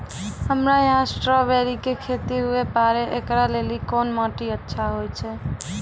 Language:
Maithili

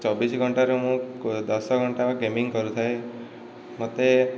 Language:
Odia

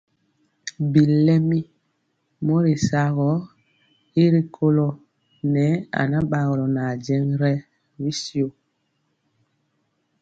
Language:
Mpiemo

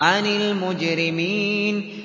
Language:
Arabic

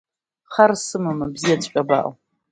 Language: Abkhazian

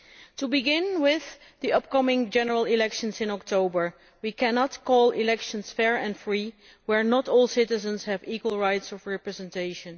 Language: English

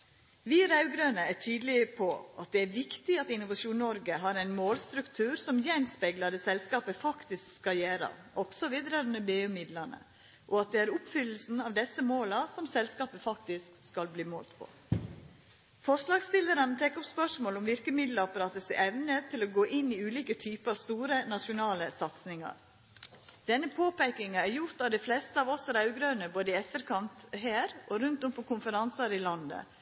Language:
Norwegian Nynorsk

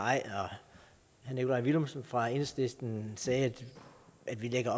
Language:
Danish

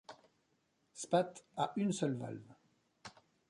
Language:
French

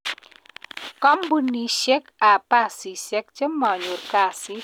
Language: Kalenjin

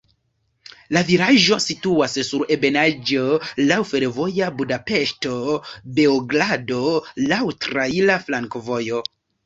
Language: Esperanto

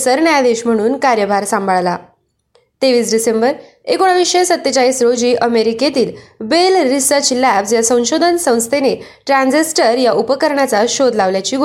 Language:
Marathi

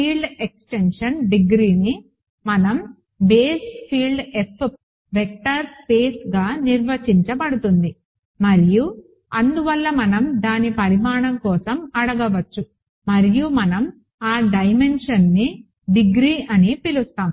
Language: Telugu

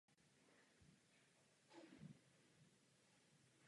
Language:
Czech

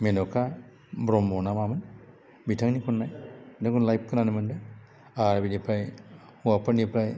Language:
Bodo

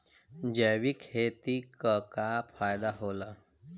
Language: Bhojpuri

